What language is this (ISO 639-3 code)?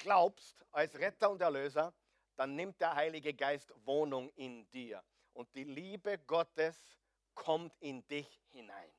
deu